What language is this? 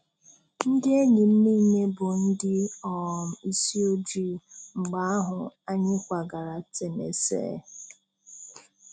Igbo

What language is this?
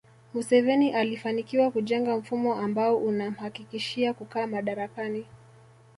Swahili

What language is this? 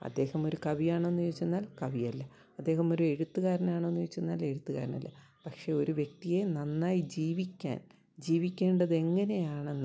Malayalam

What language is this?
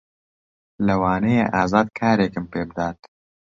Central Kurdish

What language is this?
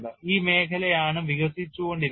Malayalam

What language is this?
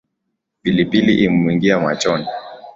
Swahili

